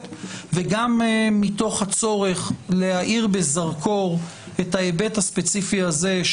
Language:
Hebrew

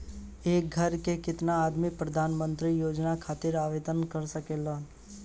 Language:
Bhojpuri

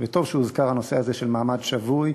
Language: Hebrew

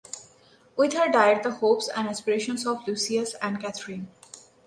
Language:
English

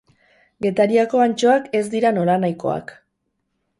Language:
Basque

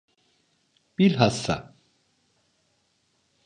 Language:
Turkish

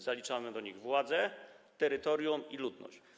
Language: Polish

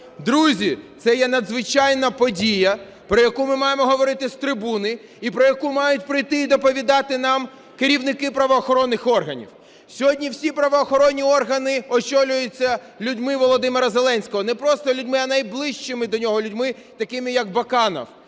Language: Ukrainian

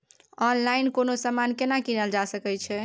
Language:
Maithili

